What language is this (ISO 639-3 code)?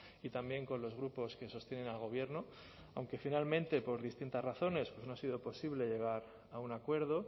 spa